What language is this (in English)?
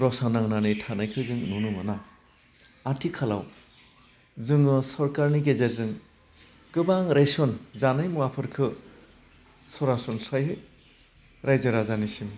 Bodo